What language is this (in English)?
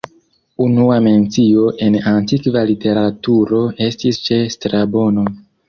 Esperanto